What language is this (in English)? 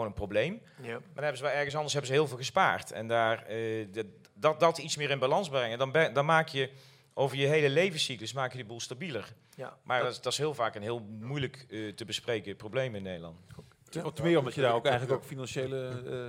Dutch